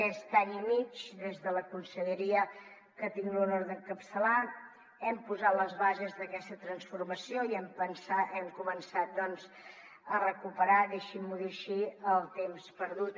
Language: Catalan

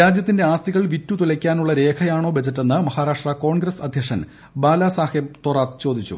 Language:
Malayalam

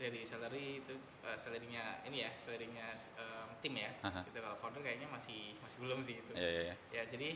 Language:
Indonesian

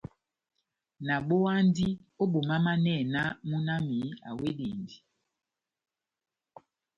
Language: Batanga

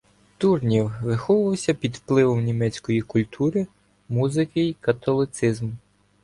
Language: Ukrainian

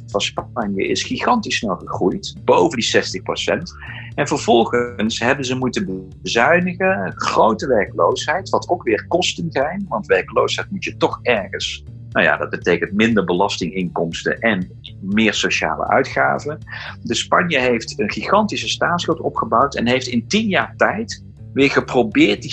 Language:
Dutch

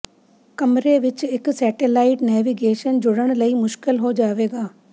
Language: Punjabi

